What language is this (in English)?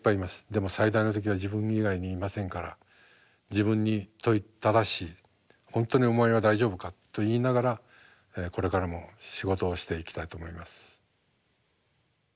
Japanese